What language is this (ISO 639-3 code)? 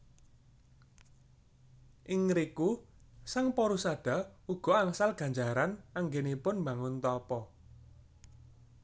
jav